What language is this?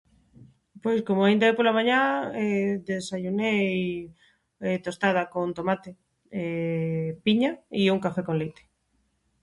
Galician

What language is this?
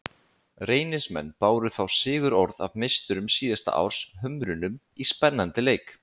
Icelandic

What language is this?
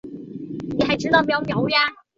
Chinese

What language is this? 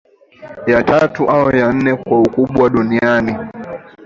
Swahili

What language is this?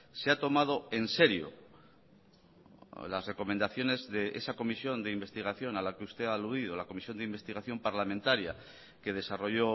Spanish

